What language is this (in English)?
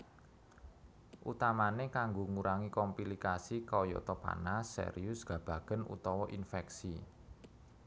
Javanese